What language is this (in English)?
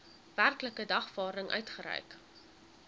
Afrikaans